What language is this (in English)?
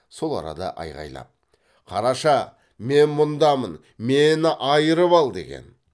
Kazakh